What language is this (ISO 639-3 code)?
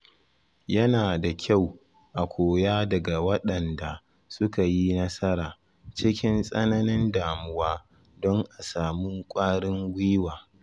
hau